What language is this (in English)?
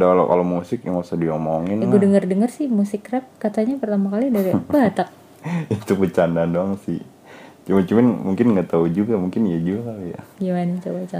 Indonesian